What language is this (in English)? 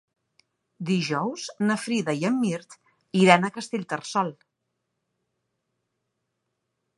Catalan